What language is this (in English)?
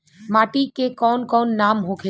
Bhojpuri